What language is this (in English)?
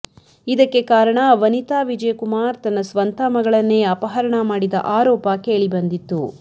Kannada